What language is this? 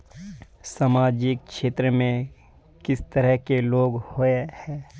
Magahi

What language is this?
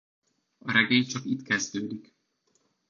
Hungarian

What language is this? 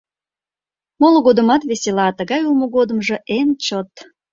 Mari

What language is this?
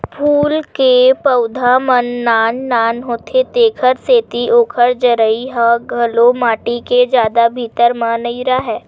Chhattisgarhi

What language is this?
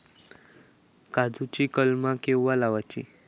Marathi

